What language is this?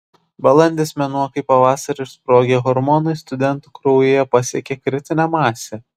Lithuanian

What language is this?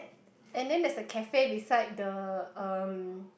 English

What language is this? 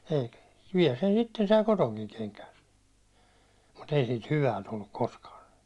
Finnish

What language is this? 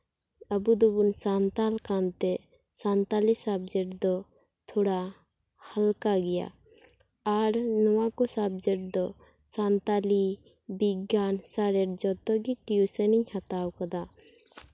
Santali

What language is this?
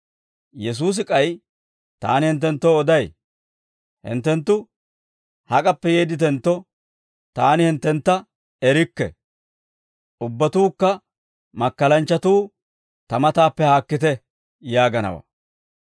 Dawro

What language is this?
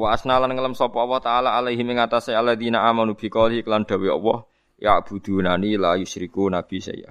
Indonesian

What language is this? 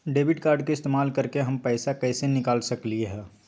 Magahi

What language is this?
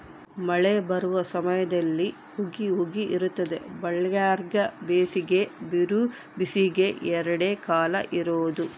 Kannada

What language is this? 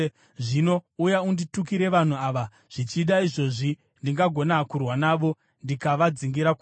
Shona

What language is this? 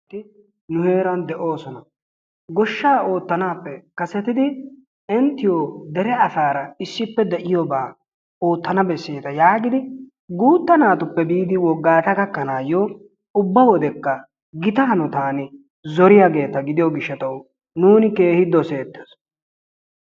Wolaytta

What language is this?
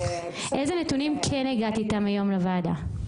Hebrew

